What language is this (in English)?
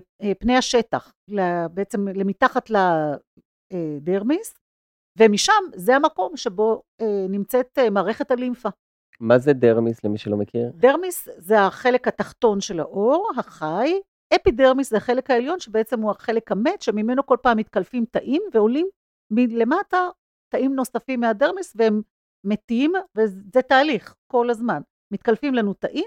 Hebrew